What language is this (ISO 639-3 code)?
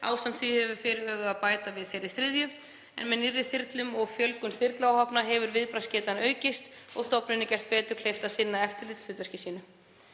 isl